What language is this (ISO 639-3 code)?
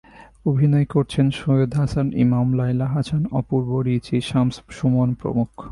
ben